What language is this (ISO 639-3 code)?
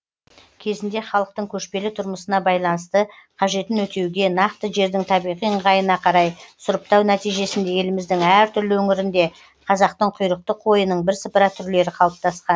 kaz